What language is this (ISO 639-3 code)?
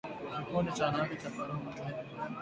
swa